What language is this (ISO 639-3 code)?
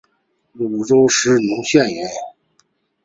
zho